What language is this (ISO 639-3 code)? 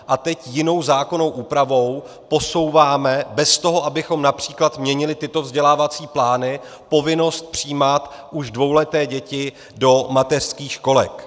ces